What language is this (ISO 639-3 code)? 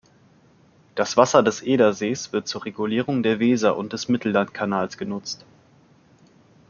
deu